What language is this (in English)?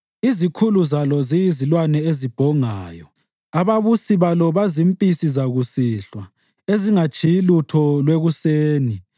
North Ndebele